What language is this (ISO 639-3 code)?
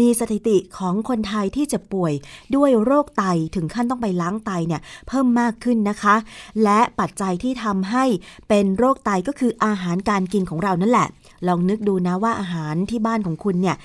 tha